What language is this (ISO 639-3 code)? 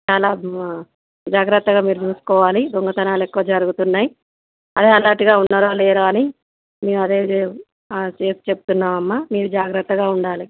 tel